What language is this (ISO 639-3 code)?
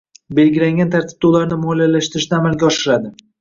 uzb